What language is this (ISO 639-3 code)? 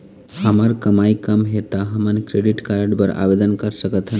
hne